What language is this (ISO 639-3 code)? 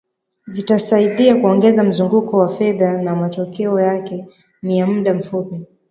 swa